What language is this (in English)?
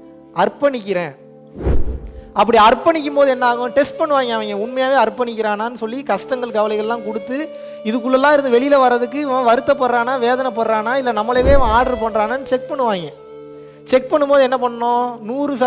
Tamil